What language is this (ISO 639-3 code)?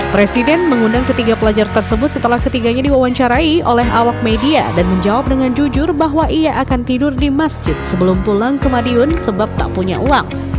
ind